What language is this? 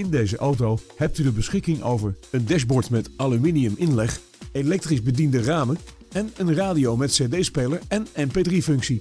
Dutch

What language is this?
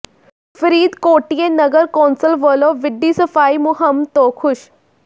Punjabi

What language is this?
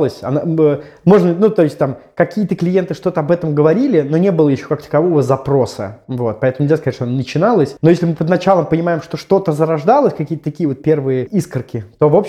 Russian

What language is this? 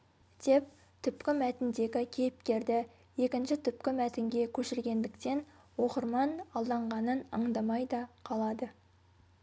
Kazakh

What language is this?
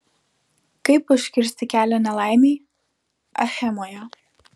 Lithuanian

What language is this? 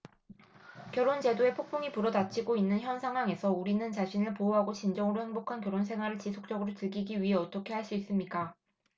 Korean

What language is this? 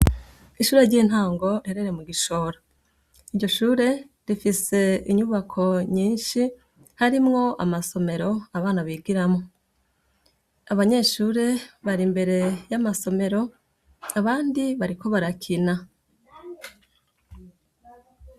Rundi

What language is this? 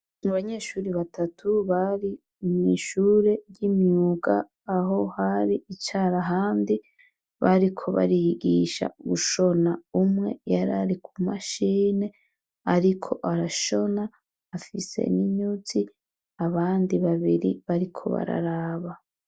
Rundi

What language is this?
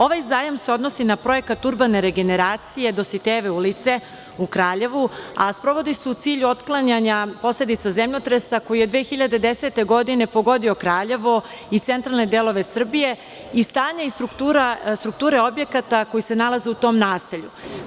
Serbian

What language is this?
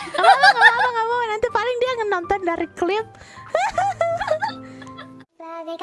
Indonesian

